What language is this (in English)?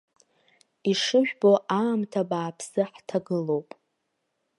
Abkhazian